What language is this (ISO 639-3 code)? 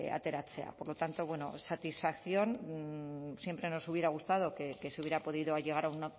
spa